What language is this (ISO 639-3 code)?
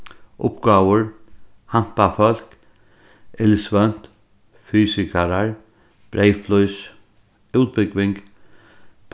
fao